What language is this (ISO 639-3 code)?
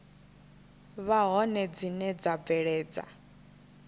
ven